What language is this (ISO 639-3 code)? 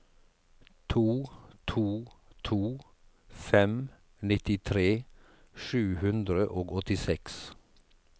nor